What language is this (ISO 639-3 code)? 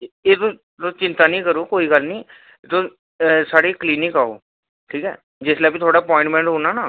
doi